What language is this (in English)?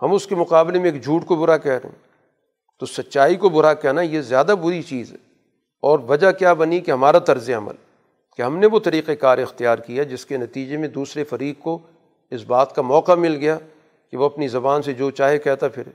Urdu